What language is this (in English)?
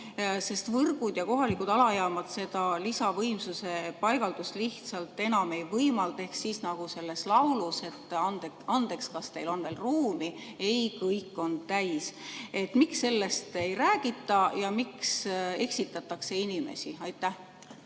Estonian